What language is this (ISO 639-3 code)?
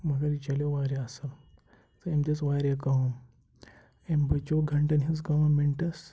kas